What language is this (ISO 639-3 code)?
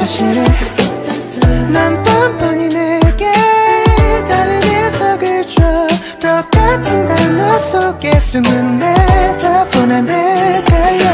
kor